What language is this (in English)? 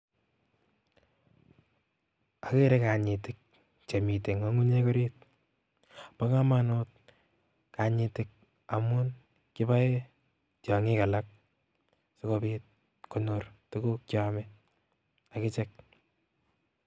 Kalenjin